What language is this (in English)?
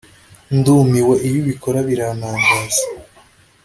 Kinyarwanda